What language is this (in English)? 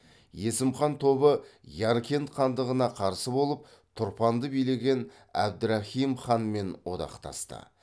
Kazakh